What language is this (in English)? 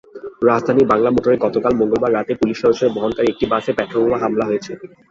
Bangla